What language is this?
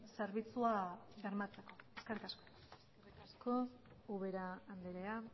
Basque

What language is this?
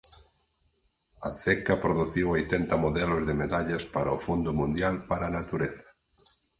Galician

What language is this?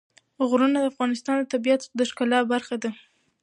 Pashto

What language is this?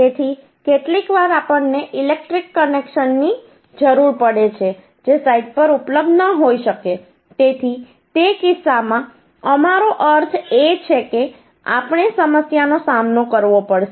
Gujarati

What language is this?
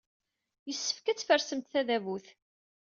Kabyle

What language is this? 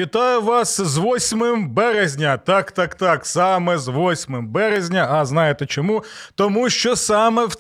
Ukrainian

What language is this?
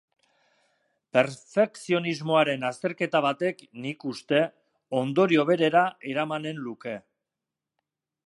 Basque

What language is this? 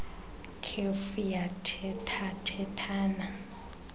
Xhosa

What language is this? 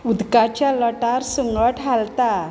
Konkani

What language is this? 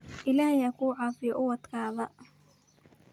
Somali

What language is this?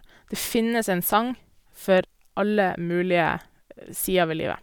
Norwegian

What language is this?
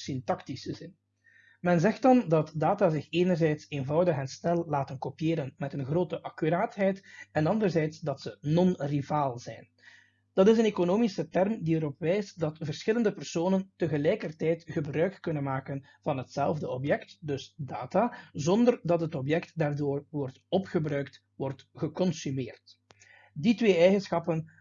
Dutch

